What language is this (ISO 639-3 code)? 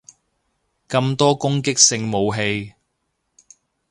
yue